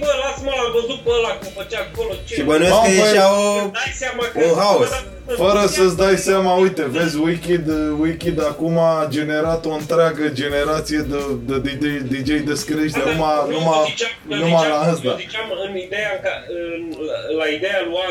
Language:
Romanian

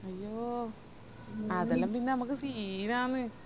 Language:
Malayalam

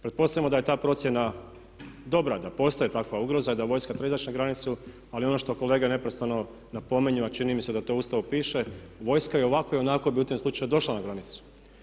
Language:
Croatian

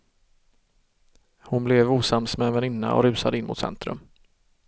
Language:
Swedish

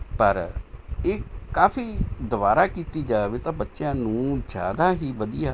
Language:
Punjabi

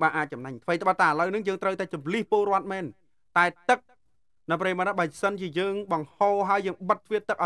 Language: Thai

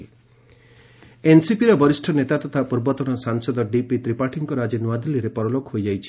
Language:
Odia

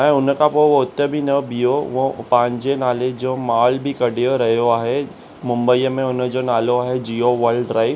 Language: Sindhi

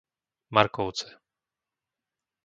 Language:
Slovak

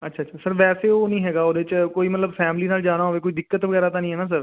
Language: Punjabi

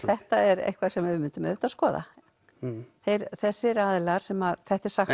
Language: Icelandic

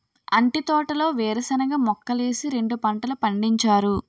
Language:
Telugu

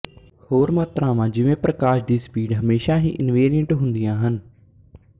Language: Punjabi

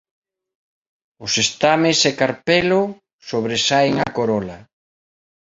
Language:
Galician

